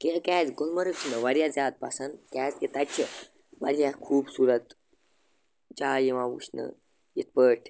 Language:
Kashmiri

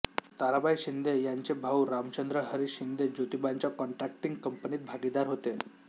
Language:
Marathi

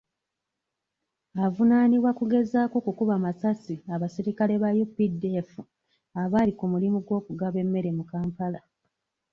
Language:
Ganda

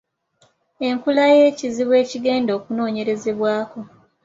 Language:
Ganda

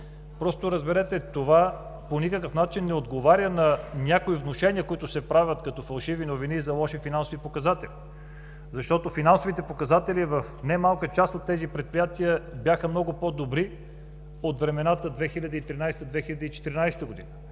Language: Bulgarian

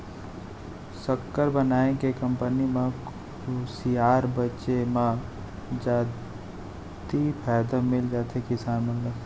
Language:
Chhattisgarhi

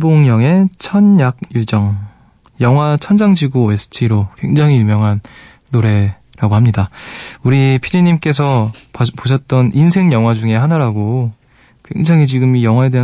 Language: Korean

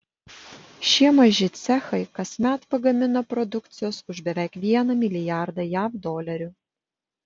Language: Lithuanian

